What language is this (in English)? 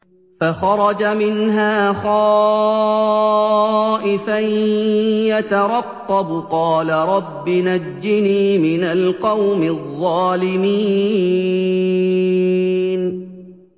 Arabic